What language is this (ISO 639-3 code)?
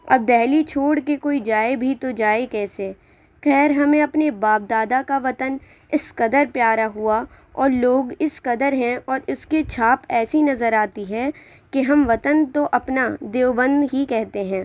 urd